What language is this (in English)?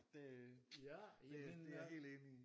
Danish